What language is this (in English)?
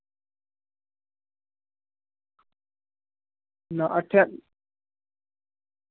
Dogri